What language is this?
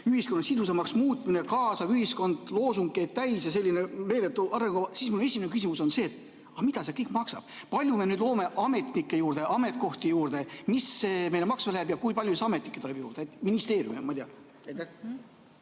Estonian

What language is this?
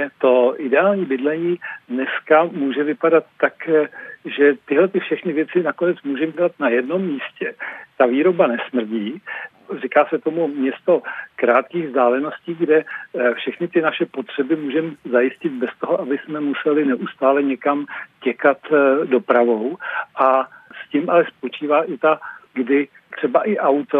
Czech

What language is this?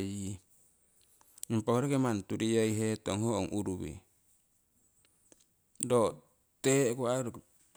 Siwai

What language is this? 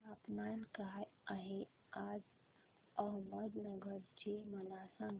Marathi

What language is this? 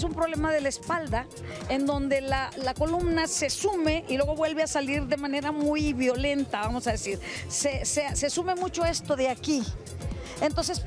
Spanish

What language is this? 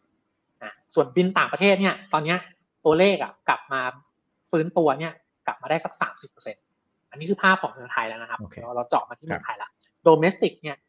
Thai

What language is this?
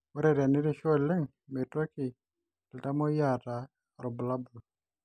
Masai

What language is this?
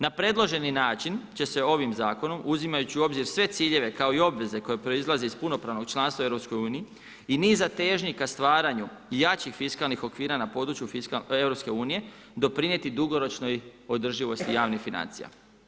Croatian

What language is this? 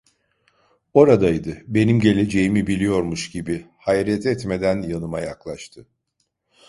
Turkish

